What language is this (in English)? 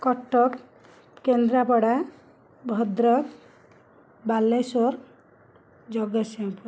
Odia